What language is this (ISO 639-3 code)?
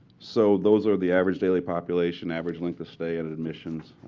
eng